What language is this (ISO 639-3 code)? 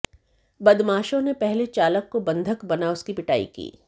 hin